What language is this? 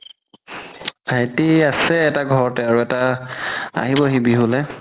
Assamese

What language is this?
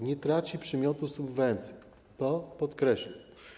Polish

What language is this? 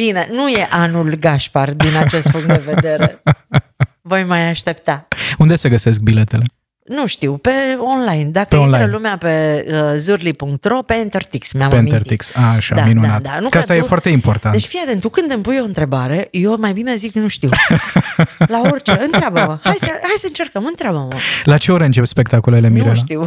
Romanian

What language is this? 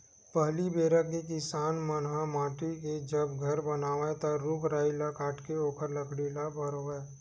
Chhattisgarhi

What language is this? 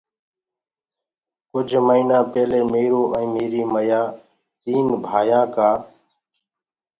Gurgula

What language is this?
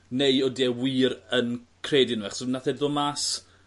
Welsh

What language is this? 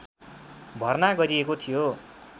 Nepali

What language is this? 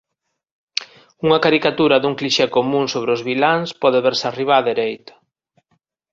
Galician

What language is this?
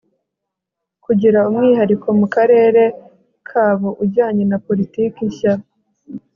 Kinyarwanda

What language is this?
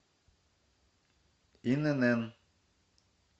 Russian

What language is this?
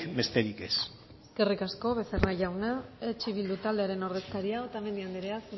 Basque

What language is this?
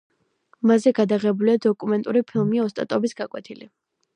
Georgian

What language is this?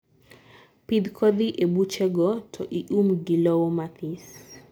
Luo (Kenya and Tanzania)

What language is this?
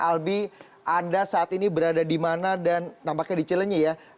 Indonesian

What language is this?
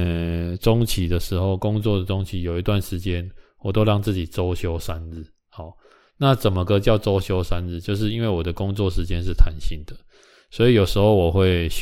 Chinese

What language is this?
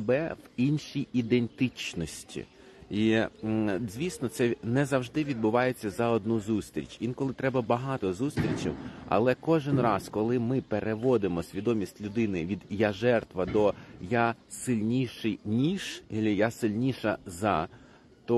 Ukrainian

